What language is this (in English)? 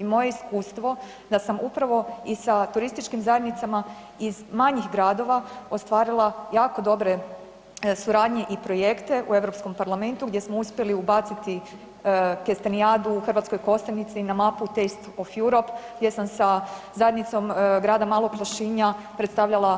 Croatian